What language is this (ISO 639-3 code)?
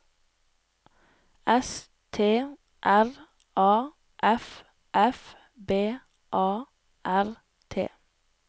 nor